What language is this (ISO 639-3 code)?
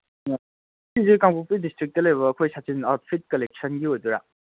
mni